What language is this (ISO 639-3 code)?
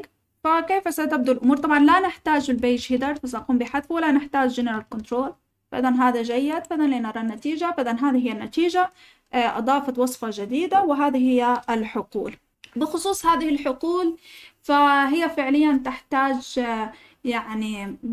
ara